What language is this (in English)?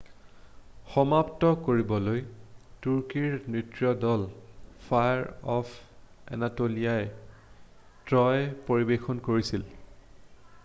Assamese